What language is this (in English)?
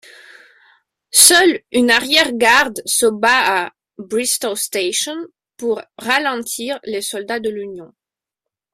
French